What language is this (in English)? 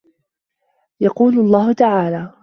Arabic